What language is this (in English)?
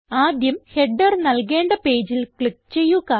Malayalam